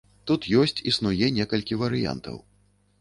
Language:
Belarusian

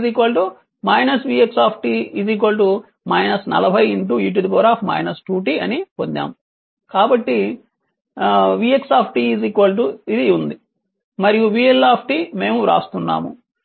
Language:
Telugu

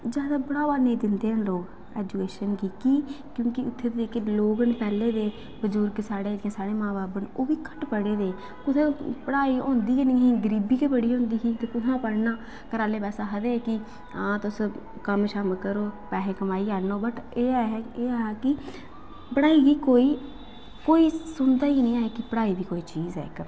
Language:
Dogri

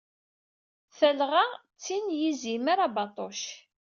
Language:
Kabyle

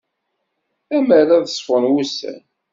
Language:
Kabyle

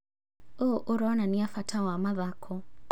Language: Kikuyu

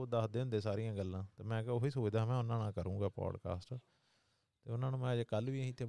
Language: Punjabi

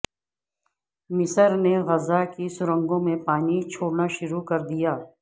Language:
Urdu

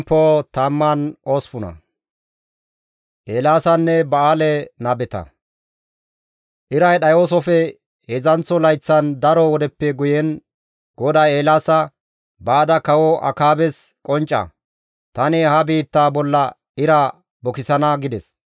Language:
Gamo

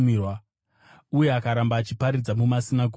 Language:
Shona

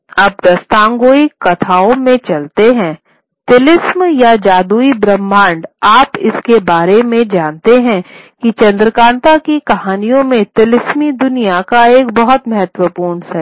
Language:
Hindi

